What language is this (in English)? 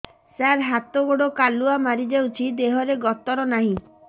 Odia